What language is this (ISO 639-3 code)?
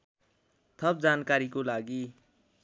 nep